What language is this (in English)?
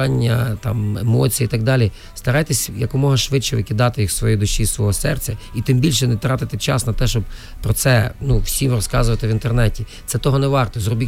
Ukrainian